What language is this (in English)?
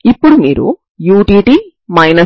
Telugu